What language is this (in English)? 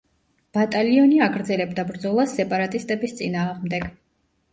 Georgian